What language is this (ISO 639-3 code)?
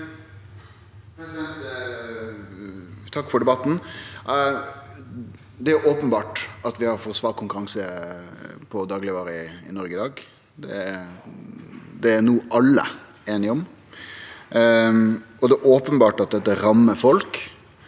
nor